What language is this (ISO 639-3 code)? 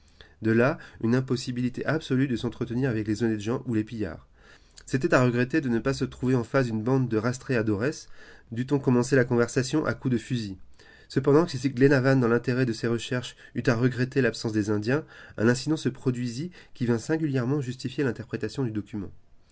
fra